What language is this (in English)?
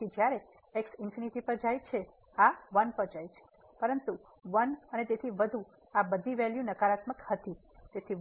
Gujarati